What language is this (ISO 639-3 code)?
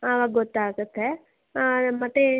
kan